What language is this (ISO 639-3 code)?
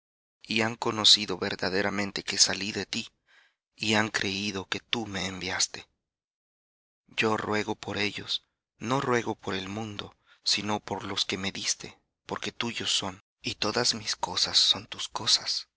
spa